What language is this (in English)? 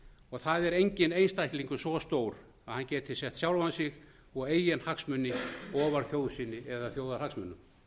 Icelandic